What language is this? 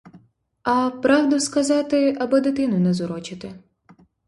Ukrainian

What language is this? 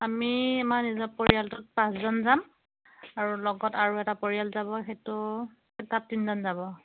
Assamese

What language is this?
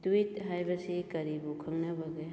Manipuri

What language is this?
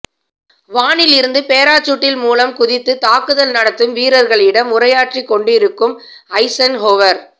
Tamil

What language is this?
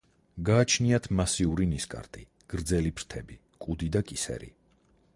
Georgian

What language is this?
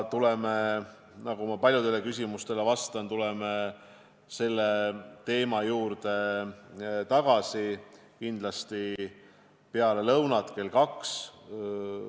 Estonian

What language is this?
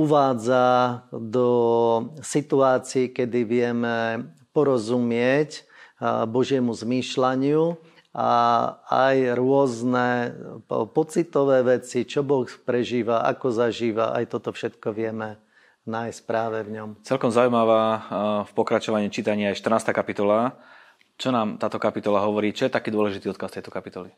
Slovak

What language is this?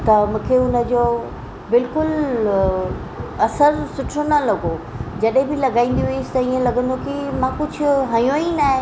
Sindhi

